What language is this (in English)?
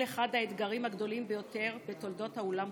Hebrew